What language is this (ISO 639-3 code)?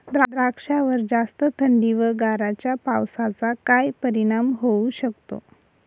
mar